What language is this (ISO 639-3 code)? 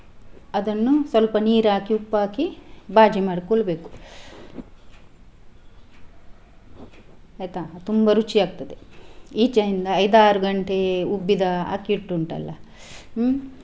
kan